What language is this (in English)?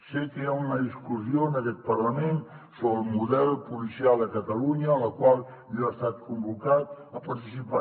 Catalan